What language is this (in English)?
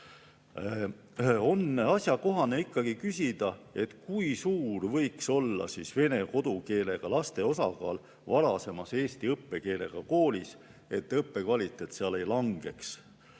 Estonian